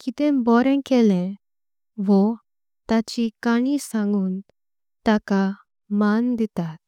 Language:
Konkani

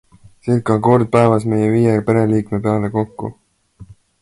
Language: Estonian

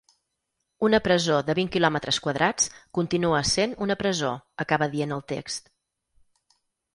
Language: Catalan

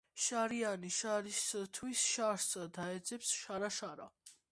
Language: Georgian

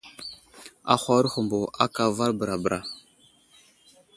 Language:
Wuzlam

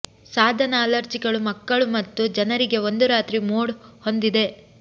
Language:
Kannada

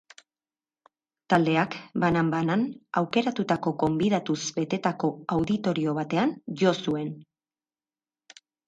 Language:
Basque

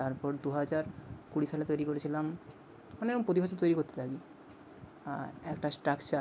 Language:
Bangla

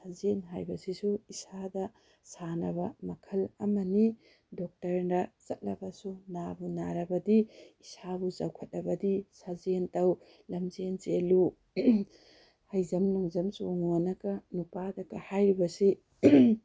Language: Manipuri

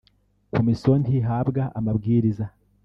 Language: Kinyarwanda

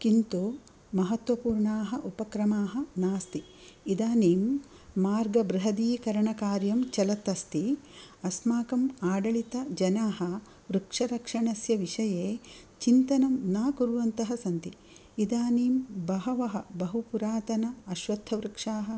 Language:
Sanskrit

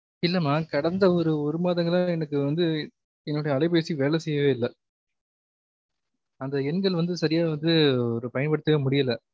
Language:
Tamil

